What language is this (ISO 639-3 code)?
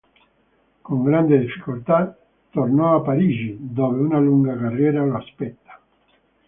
ita